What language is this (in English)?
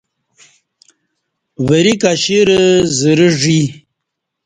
Kati